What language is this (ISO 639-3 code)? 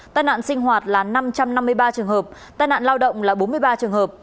vie